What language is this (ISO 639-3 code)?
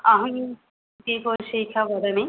san